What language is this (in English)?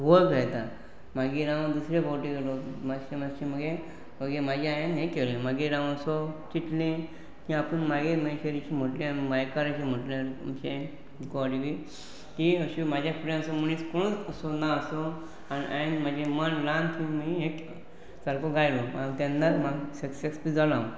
Konkani